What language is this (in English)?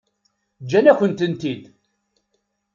Kabyle